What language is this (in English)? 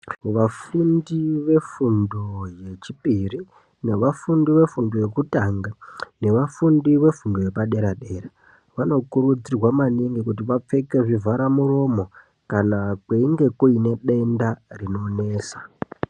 Ndau